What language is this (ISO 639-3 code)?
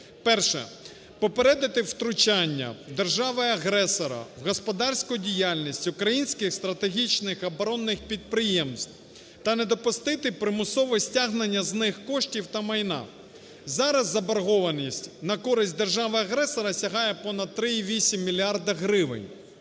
ukr